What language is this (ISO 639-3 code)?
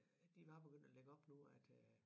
dan